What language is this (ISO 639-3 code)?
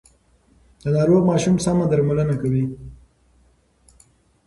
pus